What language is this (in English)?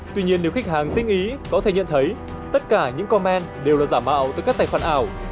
Vietnamese